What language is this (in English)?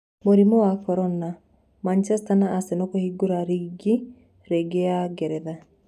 Kikuyu